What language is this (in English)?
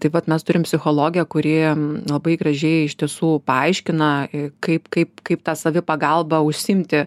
Lithuanian